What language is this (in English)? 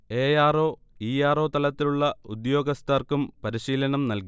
Malayalam